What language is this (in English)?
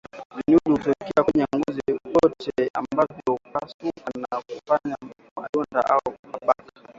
Swahili